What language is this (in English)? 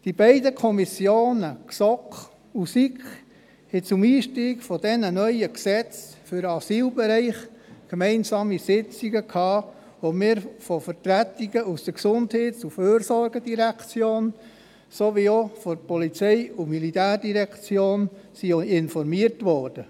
Swiss German